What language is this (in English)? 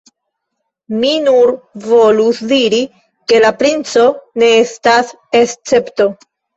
Esperanto